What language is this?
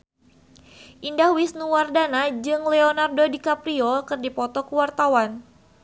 Sundanese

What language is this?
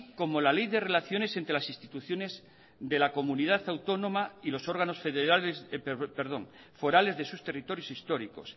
Spanish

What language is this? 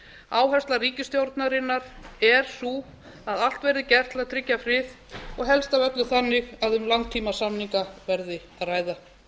Icelandic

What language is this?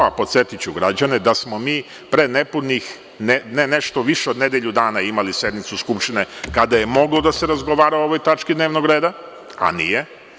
Serbian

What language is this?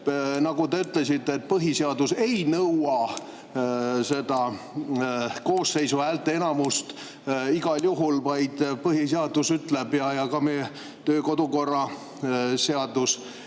Estonian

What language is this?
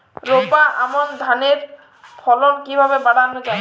Bangla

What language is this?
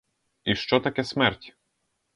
Ukrainian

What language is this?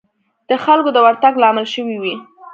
Pashto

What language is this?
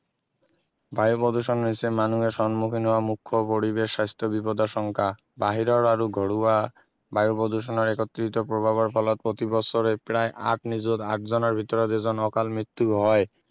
Assamese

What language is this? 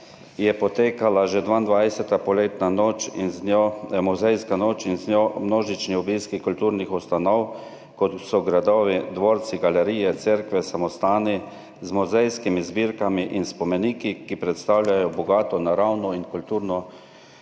Slovenian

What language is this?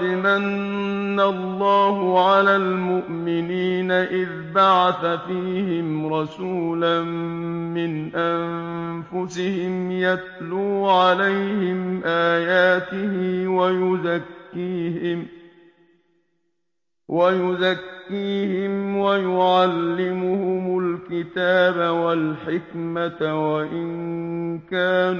Arabic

